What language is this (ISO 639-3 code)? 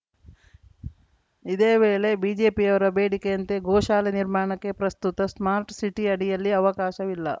kan